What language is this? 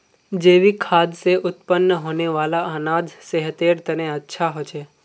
Magahi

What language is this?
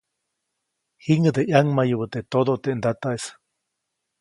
Copainalá Zoque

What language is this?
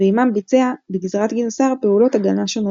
Hebrew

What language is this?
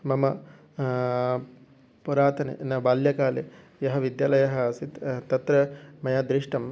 Sanskrit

